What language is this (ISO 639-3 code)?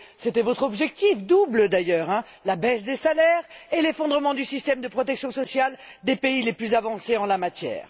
fra